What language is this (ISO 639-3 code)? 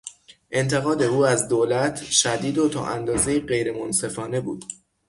fas